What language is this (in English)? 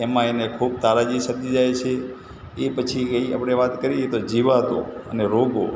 Gujarati